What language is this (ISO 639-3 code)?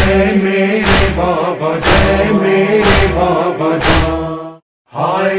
ara